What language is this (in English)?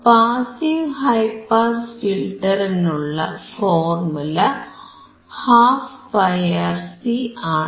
Malayalam